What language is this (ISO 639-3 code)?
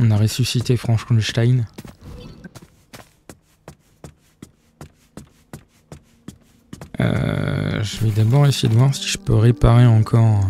fra